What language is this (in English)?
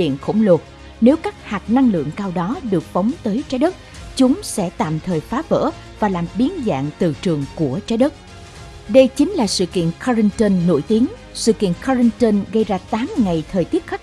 Vietnamese